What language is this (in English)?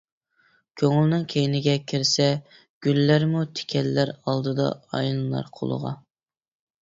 Uyghur